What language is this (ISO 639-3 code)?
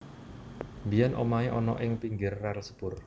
jav